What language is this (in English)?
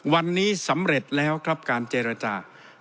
Thai